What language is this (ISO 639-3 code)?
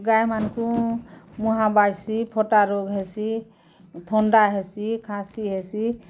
ori